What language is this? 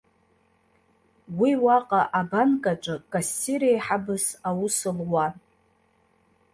Abkhazian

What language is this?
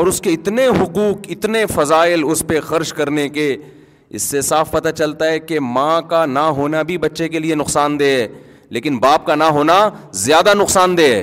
Urdu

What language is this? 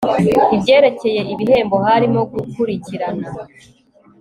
Kinyarwanda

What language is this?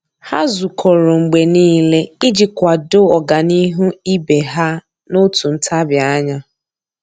Igbo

